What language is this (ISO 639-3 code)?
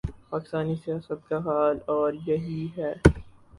urd